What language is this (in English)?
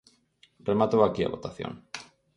Galician